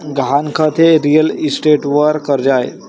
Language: Marathi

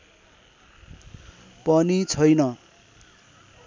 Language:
Nepali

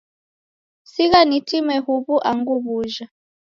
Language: Taita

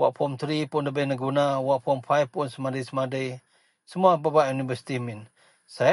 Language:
Central Melanau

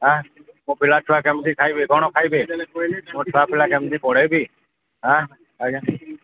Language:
Odia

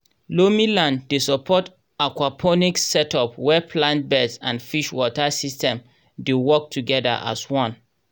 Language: Nigerian Pidgin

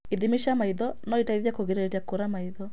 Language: Kikuyu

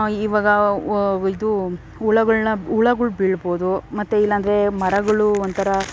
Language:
Kannada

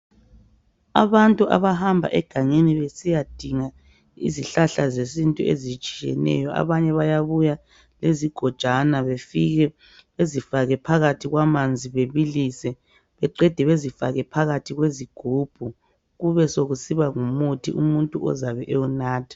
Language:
North Ndebele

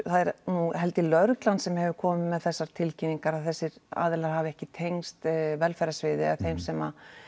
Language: Icelandic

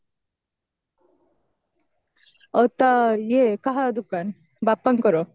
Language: Odia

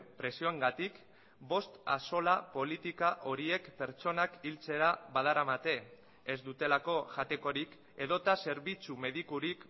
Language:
Basque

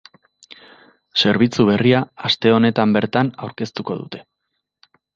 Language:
Basque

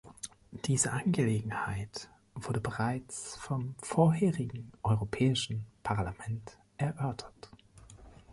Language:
German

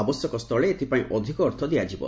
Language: Odia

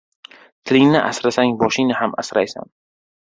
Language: Uzbek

